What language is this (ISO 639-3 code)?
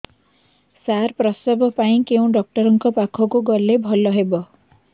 ori